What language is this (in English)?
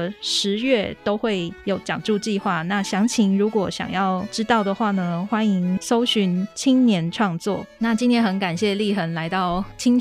Chinese